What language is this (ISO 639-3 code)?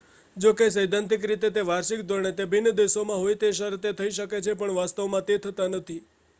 guj